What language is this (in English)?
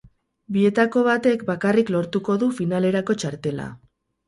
Basque